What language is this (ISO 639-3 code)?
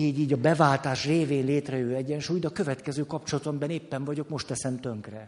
hun